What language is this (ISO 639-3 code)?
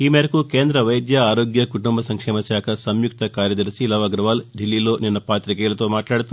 tel